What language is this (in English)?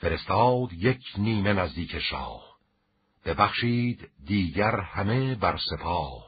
Persian